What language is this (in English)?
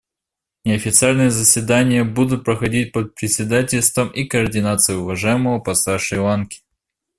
Russian